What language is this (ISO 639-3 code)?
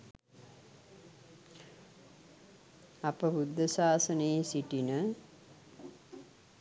sin